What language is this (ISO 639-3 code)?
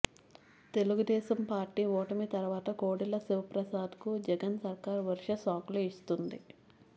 tel